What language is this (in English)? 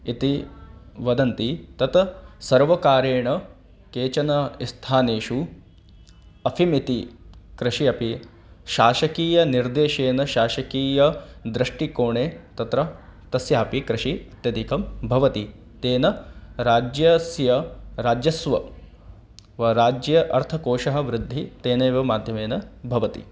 Sanskrit